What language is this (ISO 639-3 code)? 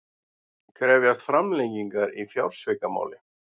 isl